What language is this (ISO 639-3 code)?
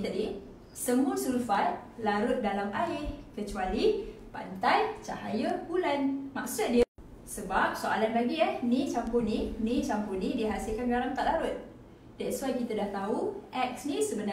msa